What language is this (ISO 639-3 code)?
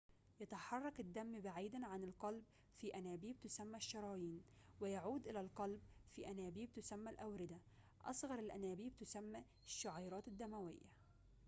ara